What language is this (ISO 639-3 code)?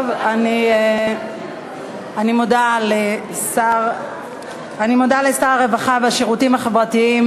heb